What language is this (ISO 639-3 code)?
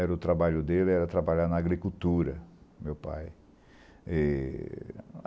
por